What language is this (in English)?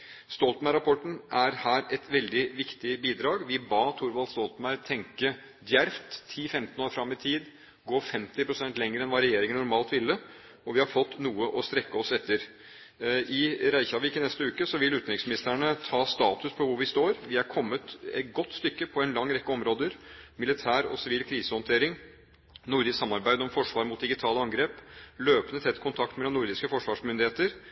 Norwegian Bokmål